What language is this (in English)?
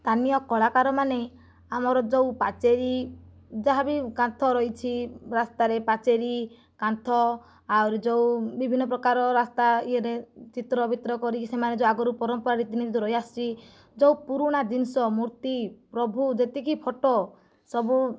Odia